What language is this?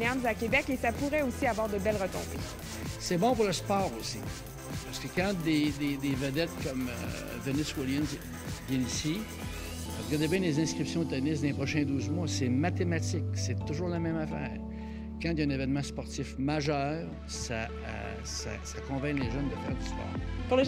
French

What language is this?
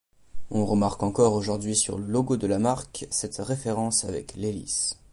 French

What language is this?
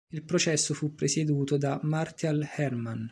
Italian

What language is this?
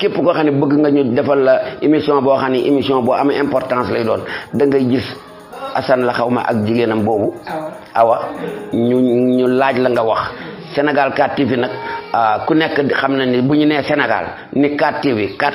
Indonesian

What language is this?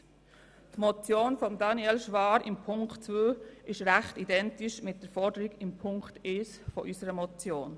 Swiss German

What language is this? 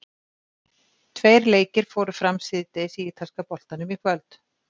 Icelandic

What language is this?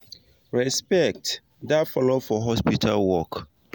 Nigerian Pidgin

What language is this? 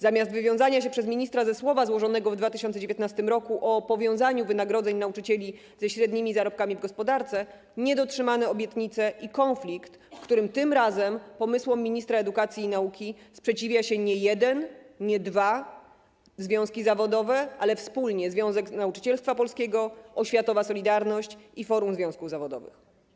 Polish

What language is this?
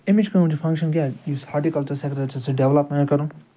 Kashmiri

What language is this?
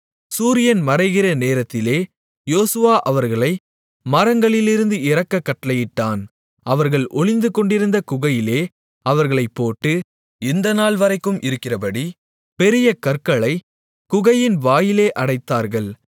Tamil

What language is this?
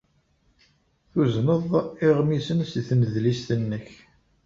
Kabyle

